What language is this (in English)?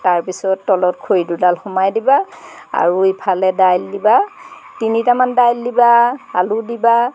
Assamese